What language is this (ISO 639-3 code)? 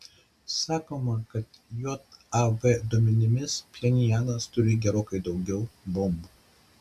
lit